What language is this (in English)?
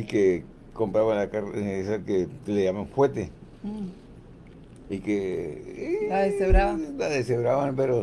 Spanish